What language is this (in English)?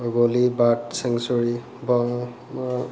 Assamese